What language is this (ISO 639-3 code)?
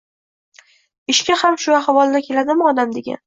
uzb